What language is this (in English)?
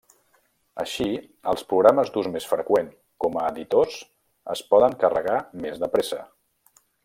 Catalan